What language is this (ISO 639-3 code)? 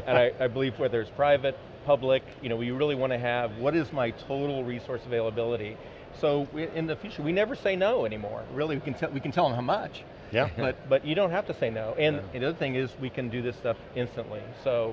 eng